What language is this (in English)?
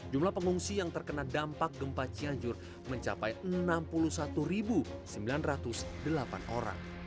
Indonesian